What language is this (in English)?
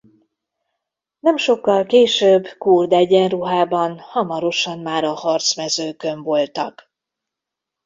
Hungarian